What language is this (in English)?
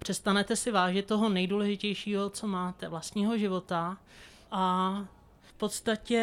Czech